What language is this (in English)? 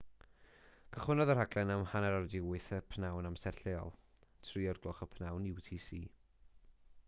Welsh